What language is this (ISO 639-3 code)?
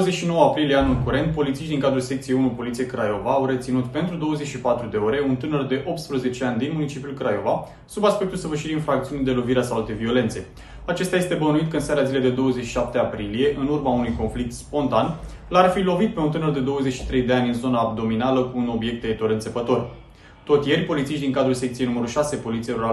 ron